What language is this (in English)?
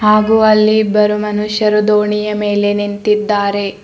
Kannada